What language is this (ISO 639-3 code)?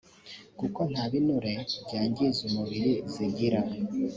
kin